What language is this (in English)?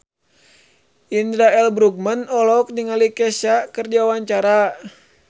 Sundanese